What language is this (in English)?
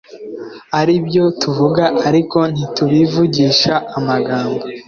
Kinyarwanda